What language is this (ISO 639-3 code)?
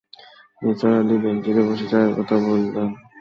ben